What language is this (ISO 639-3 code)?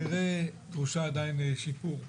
heb